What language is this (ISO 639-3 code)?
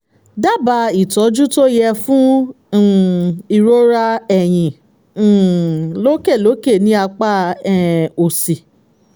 yor